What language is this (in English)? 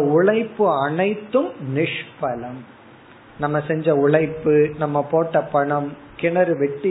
Tamil